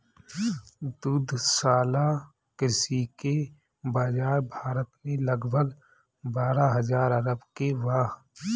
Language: Bhojpuri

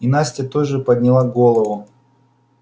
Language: Russian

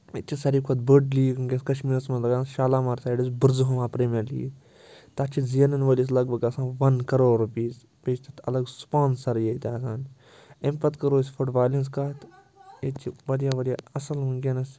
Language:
Kashmiri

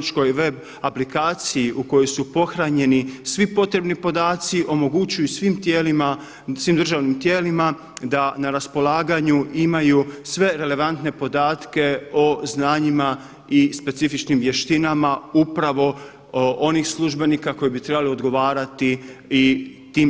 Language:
Croatian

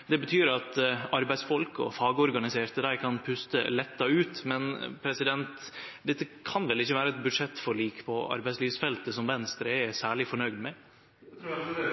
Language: Norwegian Nynorsk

